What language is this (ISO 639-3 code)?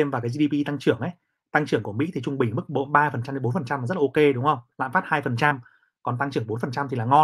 vie